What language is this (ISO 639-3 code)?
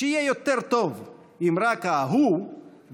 heb